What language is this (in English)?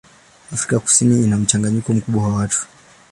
Swahili